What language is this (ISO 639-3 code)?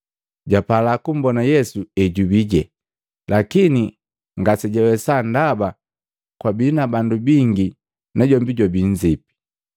mgv